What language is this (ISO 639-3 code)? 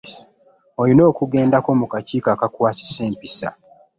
lug